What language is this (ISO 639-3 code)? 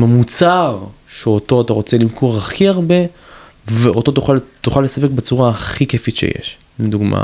heb